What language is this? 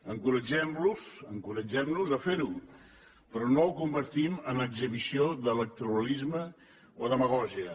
Catalan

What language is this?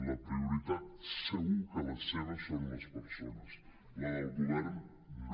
Catalan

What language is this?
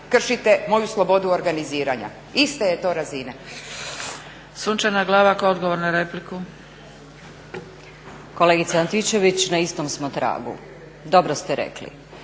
Croatian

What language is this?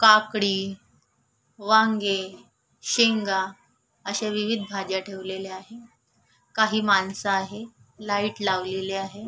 Marathi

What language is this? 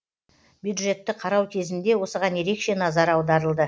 Kazakh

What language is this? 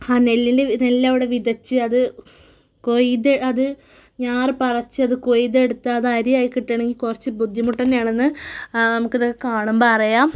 Malayalam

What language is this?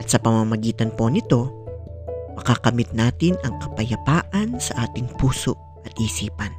Filipino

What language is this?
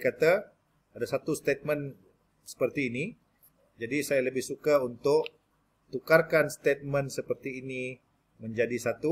Malay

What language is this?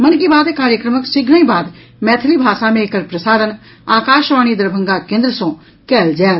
Maithili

